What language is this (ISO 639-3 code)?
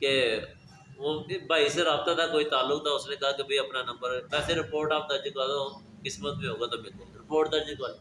urd